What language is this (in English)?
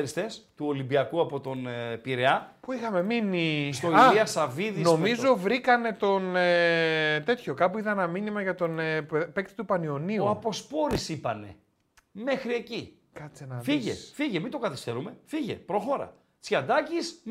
Greek